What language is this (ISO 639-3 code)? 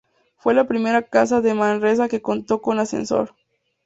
spa